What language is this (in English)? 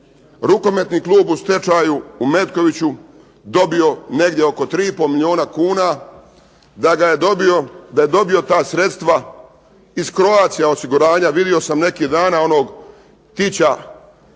Croatian